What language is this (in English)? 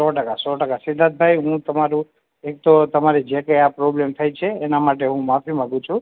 Gujarati